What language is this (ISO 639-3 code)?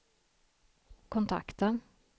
swe